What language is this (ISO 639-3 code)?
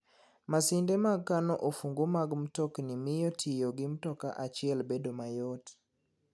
luo